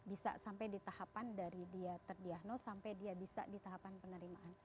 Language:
Indonesian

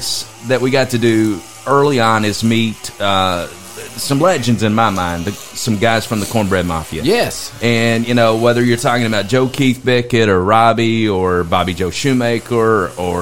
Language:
English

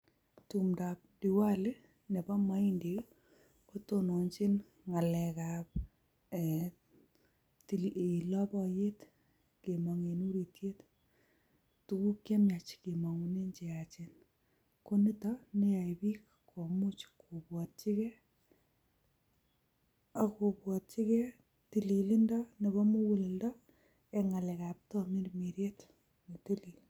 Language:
Kalenjin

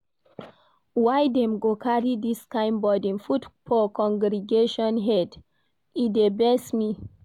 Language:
Nigerian Pidgin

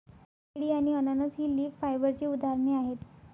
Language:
Marathi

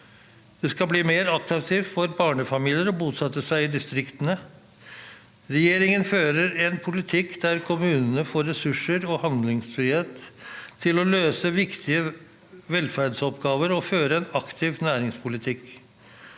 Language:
Norwegian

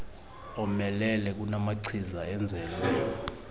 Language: Xhosa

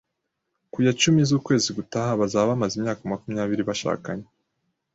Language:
Kinyarwanda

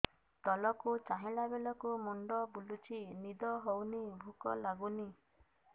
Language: Odia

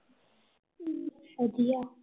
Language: Punjabi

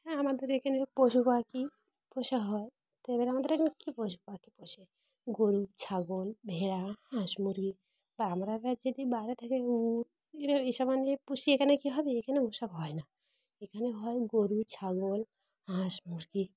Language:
Bangla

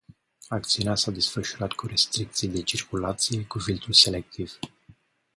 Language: Romanian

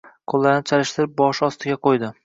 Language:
Uzbek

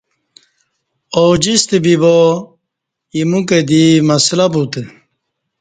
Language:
Kati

